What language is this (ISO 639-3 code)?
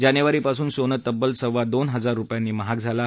mar